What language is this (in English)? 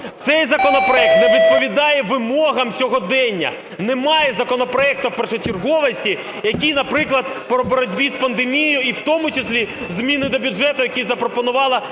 Ukrainian